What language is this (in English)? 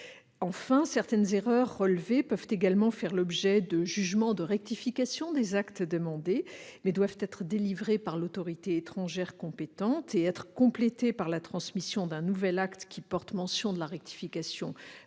French